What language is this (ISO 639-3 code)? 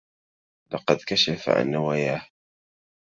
ara